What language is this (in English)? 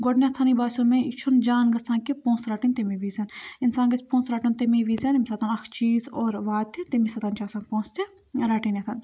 Kashmiri